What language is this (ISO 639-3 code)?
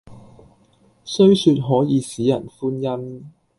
yue